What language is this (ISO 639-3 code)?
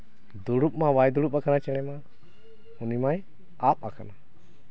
sat